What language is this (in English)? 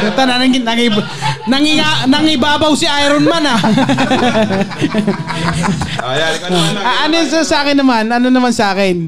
Filipino